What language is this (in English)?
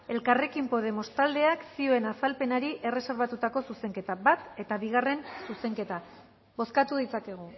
Basque